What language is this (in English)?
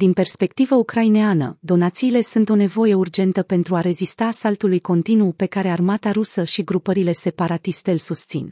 Romanian